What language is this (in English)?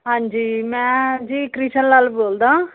Punjabi